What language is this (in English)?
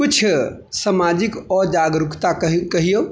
Maithili